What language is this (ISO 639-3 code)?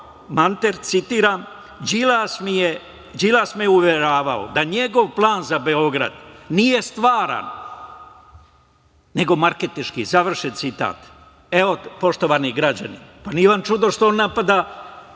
srp